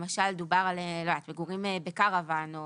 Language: Hebrew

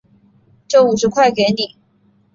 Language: Chinese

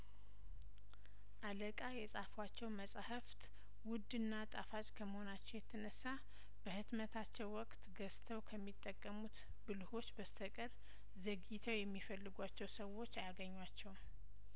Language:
Amharic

